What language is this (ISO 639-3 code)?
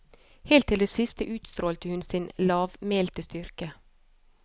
nor